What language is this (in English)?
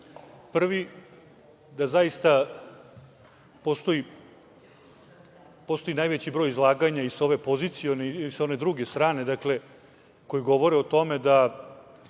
Serbian